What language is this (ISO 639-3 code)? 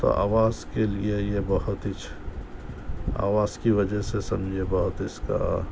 urd